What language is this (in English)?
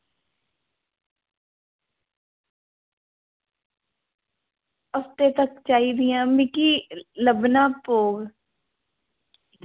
Dogri